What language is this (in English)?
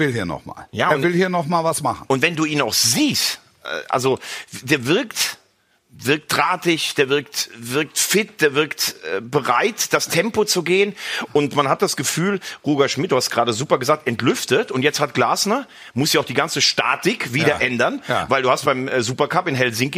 German